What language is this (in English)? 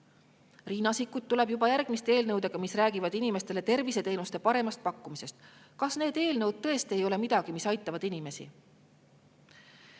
Estonian